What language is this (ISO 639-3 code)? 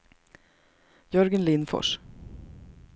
swe